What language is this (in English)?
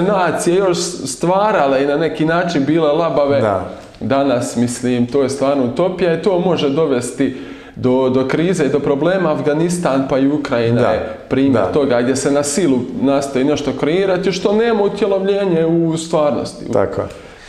Croatian